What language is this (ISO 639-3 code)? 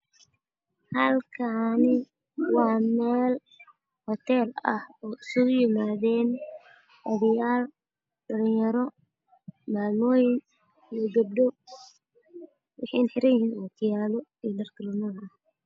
som